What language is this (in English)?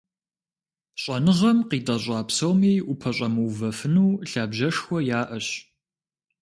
Kabardian